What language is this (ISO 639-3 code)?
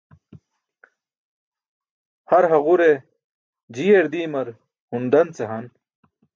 bsk